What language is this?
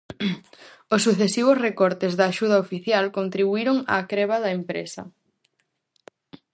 Galician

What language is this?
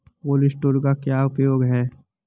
Hindi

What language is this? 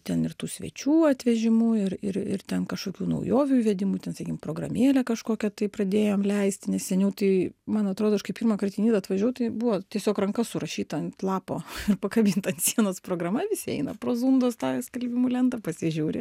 Lithuanian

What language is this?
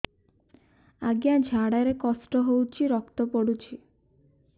Odia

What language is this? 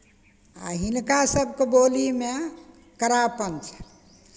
Maithili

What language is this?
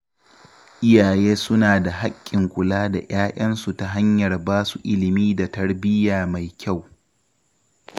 Hausa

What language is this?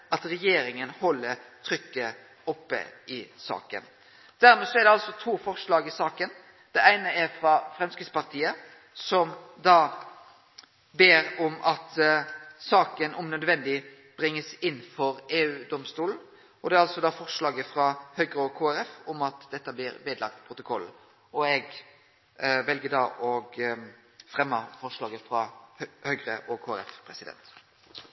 Norwegian Nynorsk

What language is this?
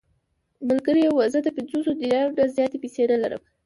Pashto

